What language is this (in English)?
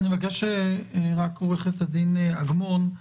Hebrew